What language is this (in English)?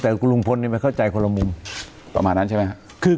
Thai